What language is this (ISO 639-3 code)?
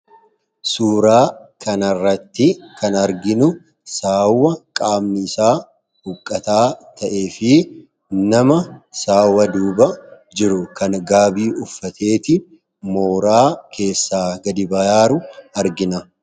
orm